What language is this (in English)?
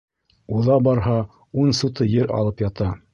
Bashkir